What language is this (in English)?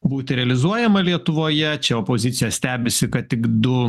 Lithuanian